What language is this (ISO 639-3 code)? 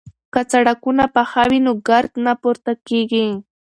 pus